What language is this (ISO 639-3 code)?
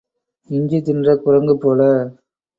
tam